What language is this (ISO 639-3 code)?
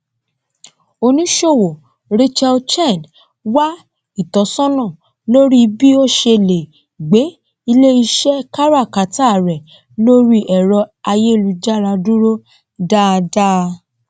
yor